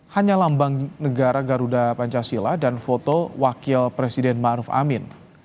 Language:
Indonesian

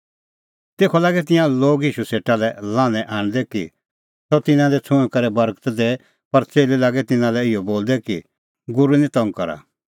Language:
Kullu Pahari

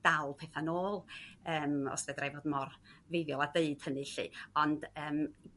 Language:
Welsh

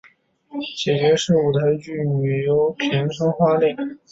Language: Chinese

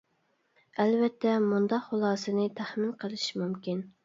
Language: Uyghur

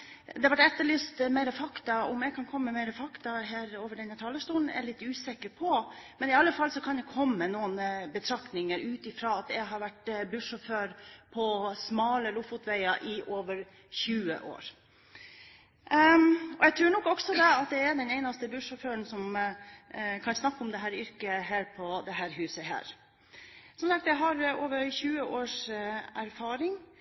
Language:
Norwegian Bokmål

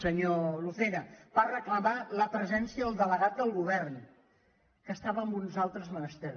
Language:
Catalan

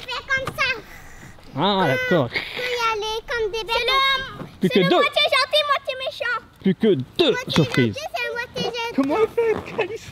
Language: French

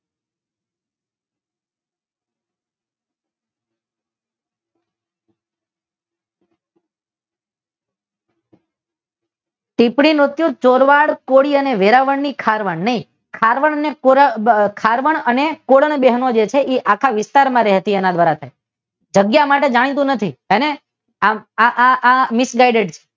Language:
Gujarati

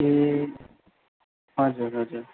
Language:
Nepali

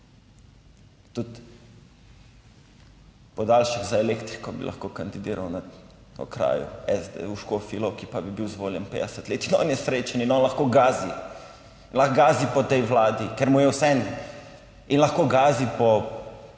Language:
Slovenian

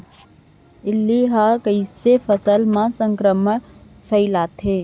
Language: Chhattisgarhi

